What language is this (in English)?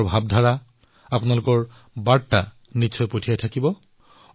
Assamese